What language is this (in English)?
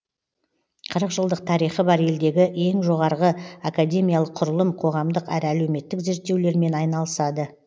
Kazakh